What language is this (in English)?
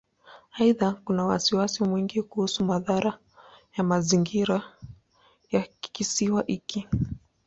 Swahili